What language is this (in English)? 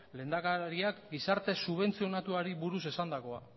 Basque